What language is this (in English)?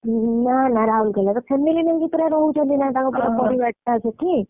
Odia